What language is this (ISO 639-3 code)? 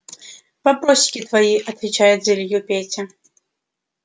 rus